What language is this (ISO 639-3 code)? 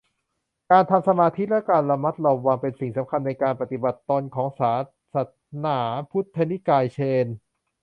tha